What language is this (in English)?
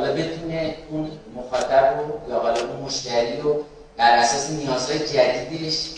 Persian